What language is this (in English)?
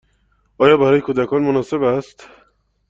Persian